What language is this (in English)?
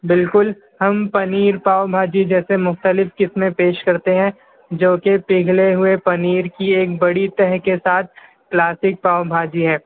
Urdu